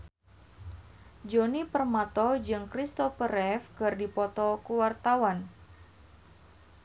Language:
Sundanese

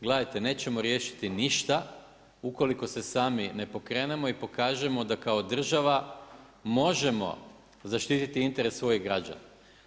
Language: Croatian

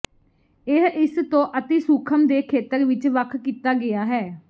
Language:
Punjabi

